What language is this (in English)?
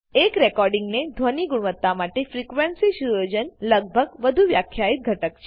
Gujarati